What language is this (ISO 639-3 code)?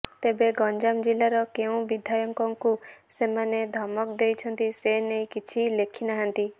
ori